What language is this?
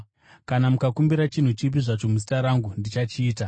Shona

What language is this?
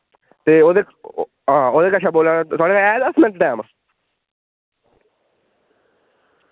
Dogri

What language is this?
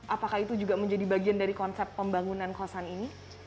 Indonesian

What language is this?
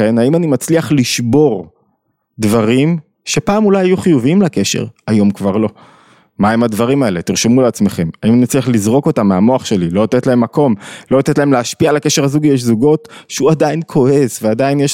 Hebrew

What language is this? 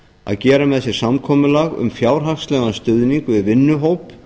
Icelandic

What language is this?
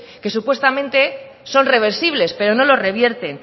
Spanish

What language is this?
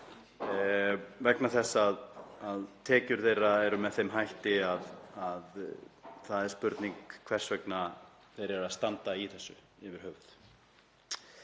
Icelandic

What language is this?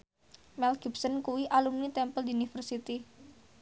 Javanese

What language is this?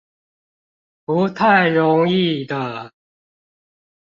Chinese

